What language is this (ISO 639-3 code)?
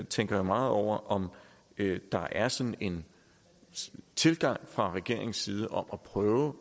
dan